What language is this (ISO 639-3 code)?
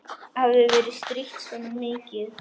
isl